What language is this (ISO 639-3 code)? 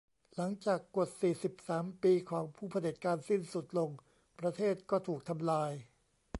tha